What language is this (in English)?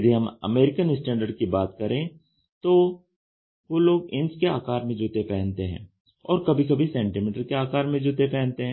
Hindi